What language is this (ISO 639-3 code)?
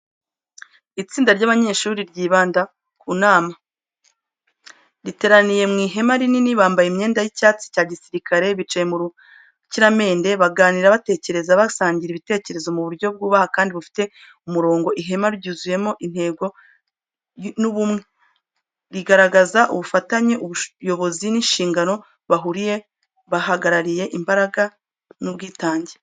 kin